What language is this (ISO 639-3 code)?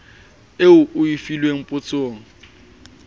sot